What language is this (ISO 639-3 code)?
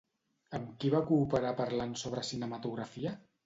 cat